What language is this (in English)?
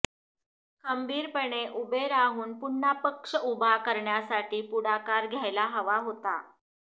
Marathi